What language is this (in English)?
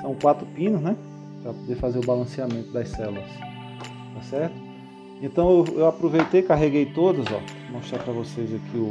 Portuguese